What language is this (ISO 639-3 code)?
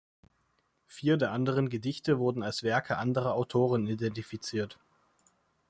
deu